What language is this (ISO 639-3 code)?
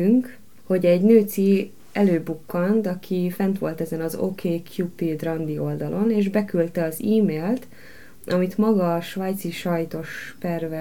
hun